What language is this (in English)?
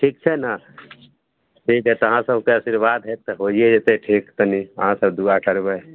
Maithili